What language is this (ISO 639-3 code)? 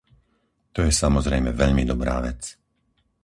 slk